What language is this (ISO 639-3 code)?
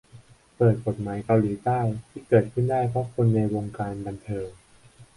tha